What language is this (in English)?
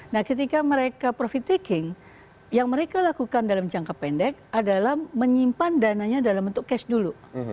Indonesian